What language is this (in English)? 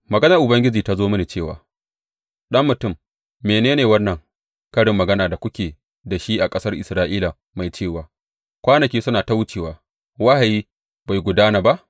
Hausa